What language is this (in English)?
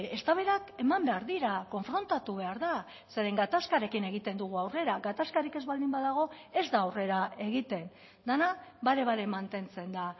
Basque